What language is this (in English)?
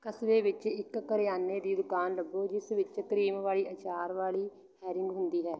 Punjabi